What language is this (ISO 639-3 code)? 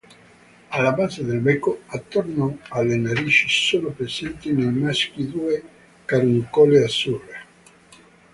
ita